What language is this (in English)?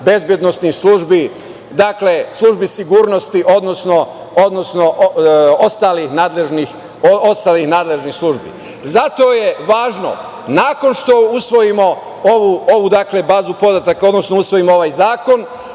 Serbian